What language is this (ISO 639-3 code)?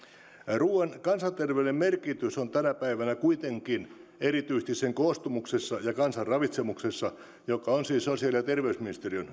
fin